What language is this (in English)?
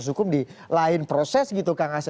Indonesian